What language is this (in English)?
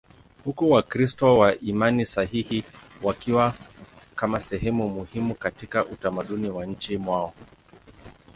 Swahili